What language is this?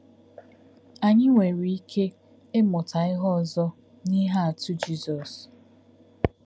Igbo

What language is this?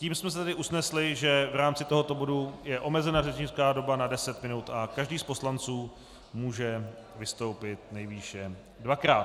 Czech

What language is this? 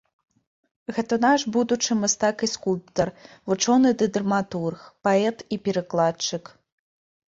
Belarusian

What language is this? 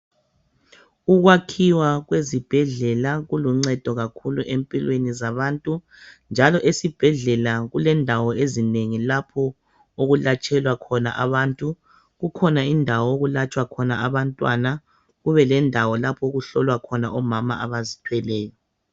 North Ndebele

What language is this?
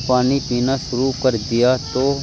Urdu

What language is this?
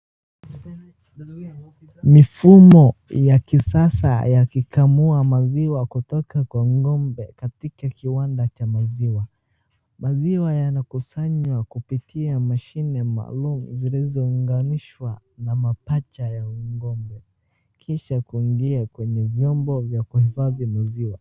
Swahili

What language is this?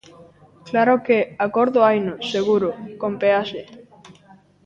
Galician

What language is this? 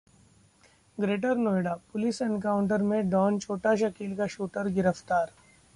Hindi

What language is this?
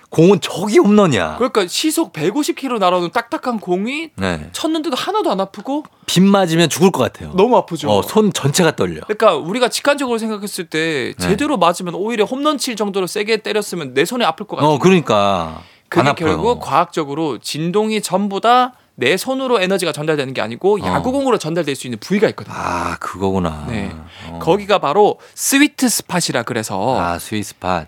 Korean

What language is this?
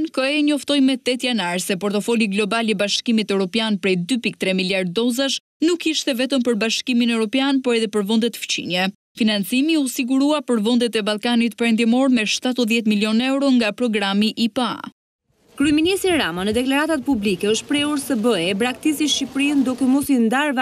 Romanian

